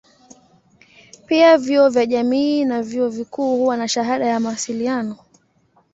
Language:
Swahili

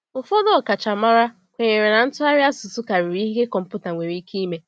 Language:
Igbo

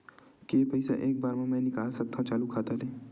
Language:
Chhattisgarhi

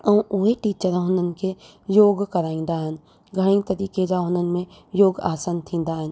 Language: Sindhi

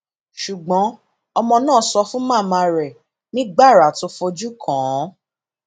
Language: Yoruba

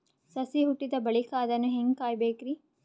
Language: Kannada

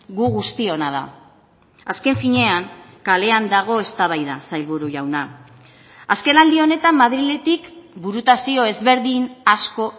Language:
Basque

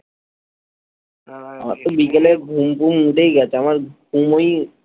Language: Bangla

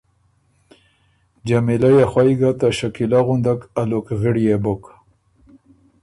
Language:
Ormuri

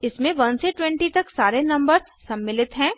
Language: Hindi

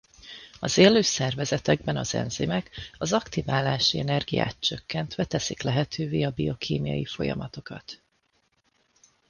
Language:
Hungarian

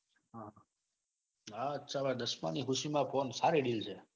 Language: Gujarati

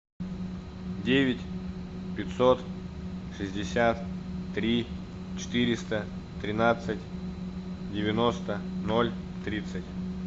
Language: Russian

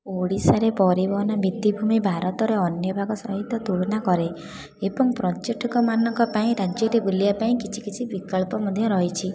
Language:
Odia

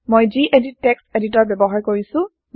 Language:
Assamese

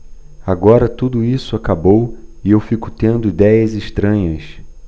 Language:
Portuguese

